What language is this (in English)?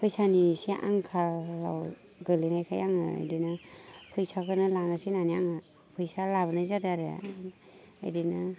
Bodo